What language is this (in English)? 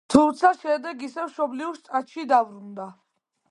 Georgian